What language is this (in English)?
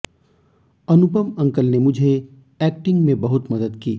Hindi